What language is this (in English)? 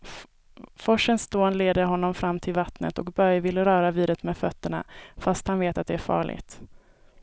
Swedish